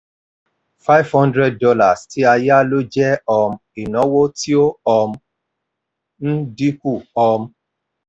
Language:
Yoruba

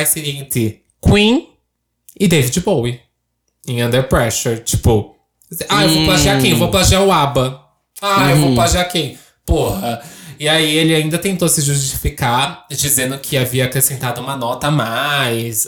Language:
Portuguese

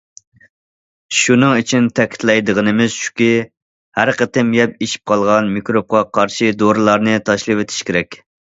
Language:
Uyghur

